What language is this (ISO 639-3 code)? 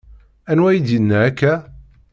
kab